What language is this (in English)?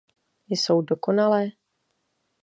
Czech